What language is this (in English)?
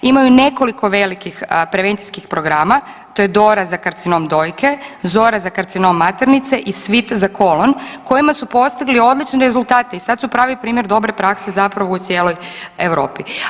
Croatian